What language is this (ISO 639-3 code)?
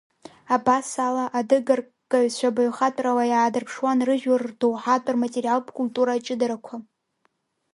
abk